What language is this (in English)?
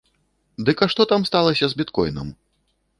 Belarusian